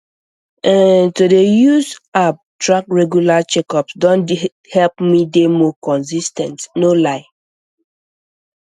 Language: Nigerian Pidgin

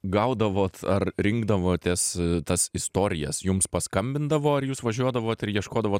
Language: Lithuanian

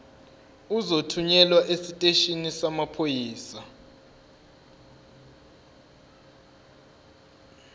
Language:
Zulu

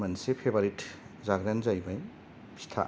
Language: Bodo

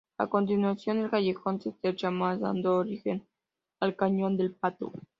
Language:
Spanish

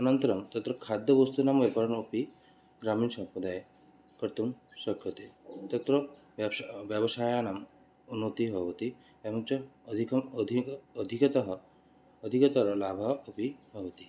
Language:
Sanskrit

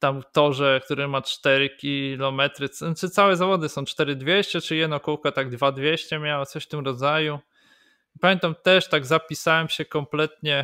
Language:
Polish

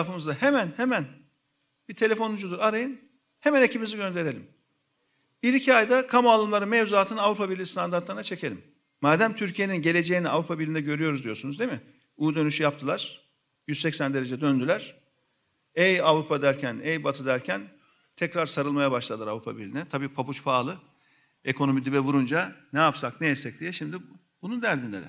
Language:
Turkish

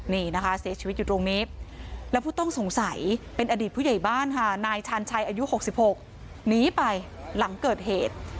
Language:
Thai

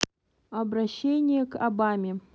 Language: Russian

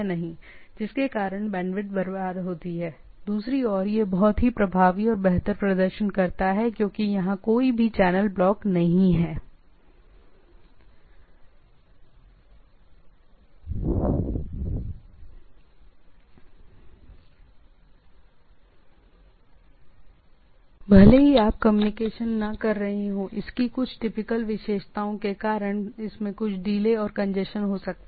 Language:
Hindi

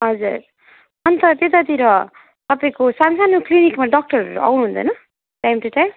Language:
Nepali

